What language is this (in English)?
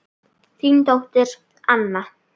Icelandic